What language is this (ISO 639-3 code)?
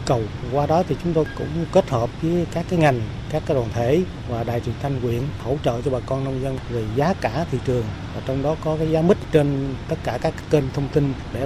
vie